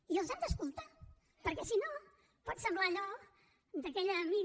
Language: Catalan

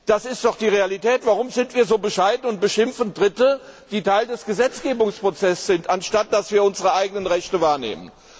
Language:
German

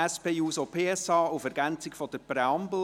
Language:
Swiss German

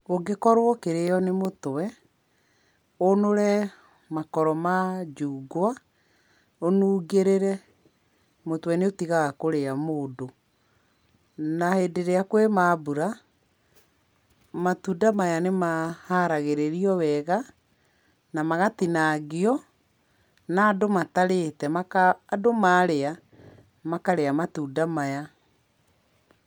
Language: Kikuyu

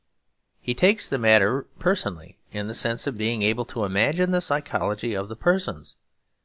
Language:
English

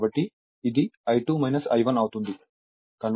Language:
Telugu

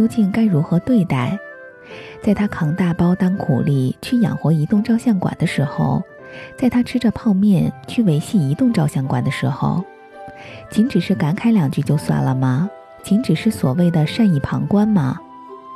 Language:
Chinese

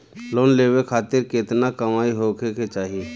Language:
Bhojpuri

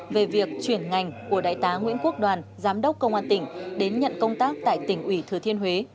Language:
Vietnamese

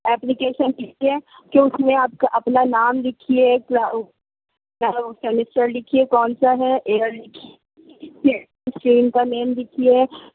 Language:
Urdu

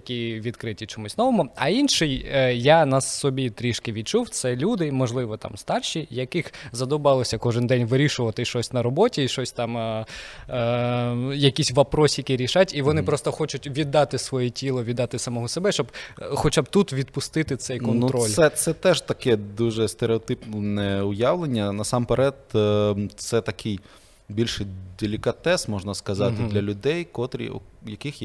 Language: Ukrainian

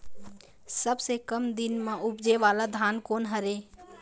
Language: Chhattisgarhi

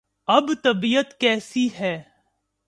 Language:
Urdu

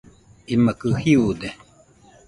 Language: Nüpode Huitoto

